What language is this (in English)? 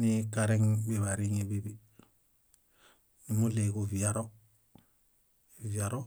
Bayot